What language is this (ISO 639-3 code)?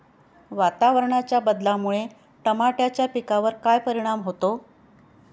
mar